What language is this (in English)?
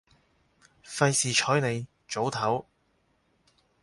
Cantonese